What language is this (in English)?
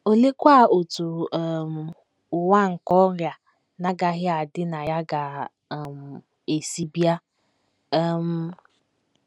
Igbo